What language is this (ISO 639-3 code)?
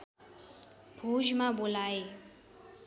nep